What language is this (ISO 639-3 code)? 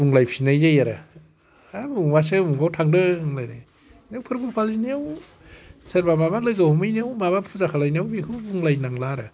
brx